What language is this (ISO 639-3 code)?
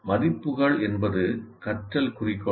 tam